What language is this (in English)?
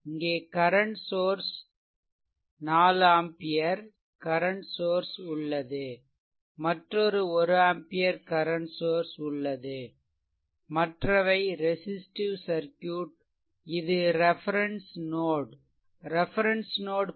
Tamil